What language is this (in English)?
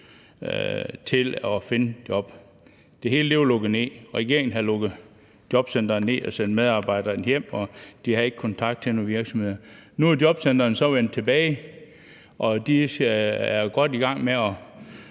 Danish